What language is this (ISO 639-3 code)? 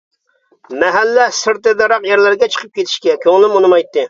uig